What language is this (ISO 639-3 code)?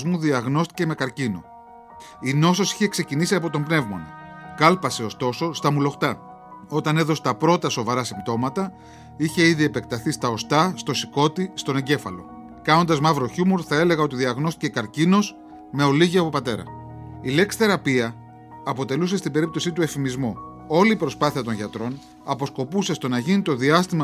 ell